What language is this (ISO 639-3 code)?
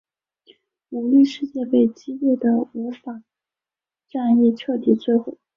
zho